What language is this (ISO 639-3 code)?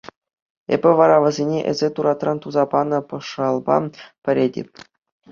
chv